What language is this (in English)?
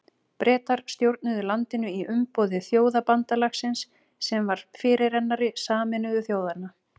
Icelandic